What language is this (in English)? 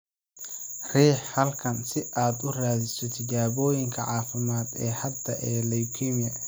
Somali